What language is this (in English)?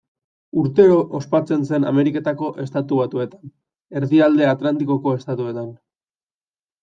Basque